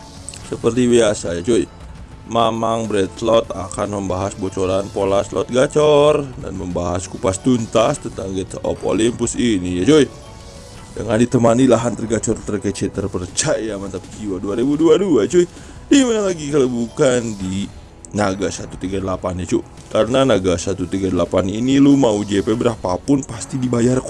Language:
Indonesian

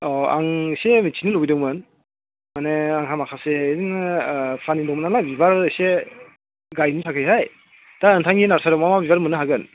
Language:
Bodo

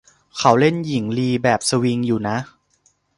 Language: Thai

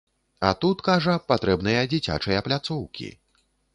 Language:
Belarusian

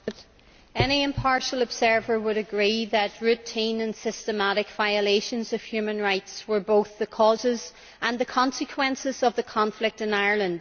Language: English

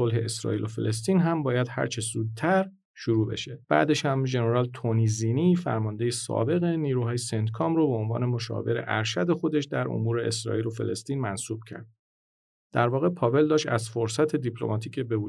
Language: Persian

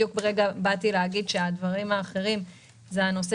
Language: Hebrew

